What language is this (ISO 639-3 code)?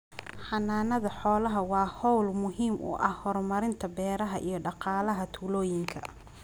som